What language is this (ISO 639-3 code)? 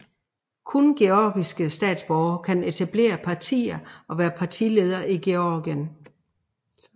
dan